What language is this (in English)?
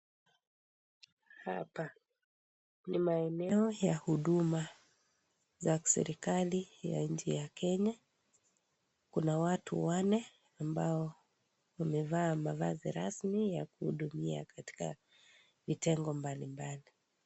Swahili